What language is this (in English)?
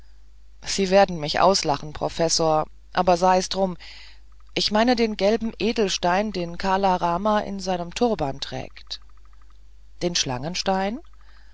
German